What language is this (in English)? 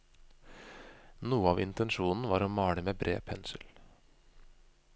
Norwegian